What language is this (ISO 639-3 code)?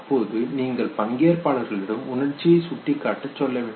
tam